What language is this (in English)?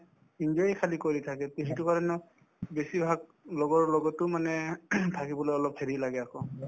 Assamese